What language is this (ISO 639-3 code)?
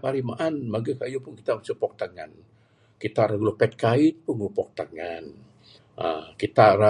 sdo